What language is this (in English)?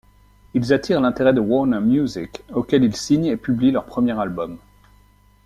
French